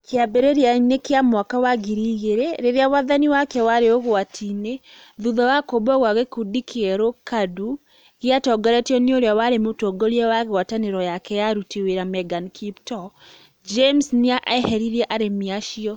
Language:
Kikuyu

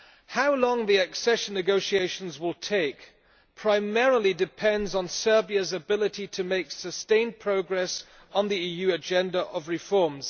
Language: English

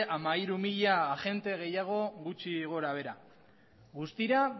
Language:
Basque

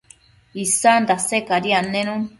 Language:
Matsés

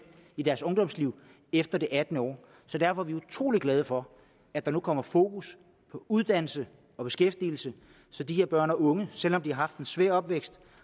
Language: Danish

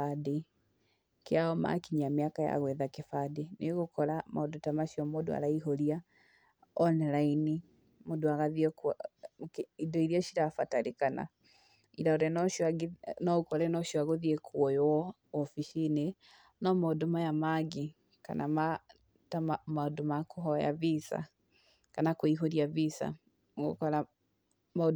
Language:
Kikuyu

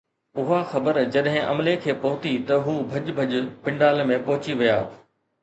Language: Sindhi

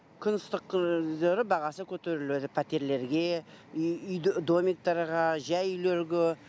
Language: Kazakh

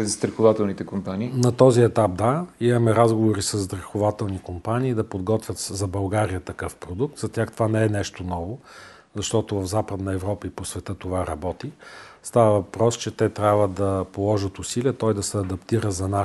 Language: Bulgarian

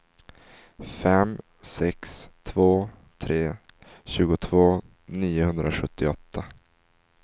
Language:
Swedish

